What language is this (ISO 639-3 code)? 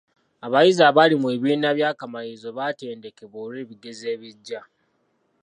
lug